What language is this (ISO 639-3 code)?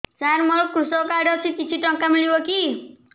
ori